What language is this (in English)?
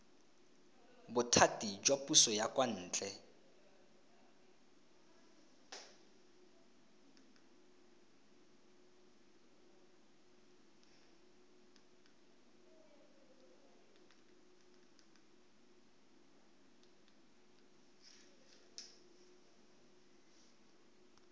Tswana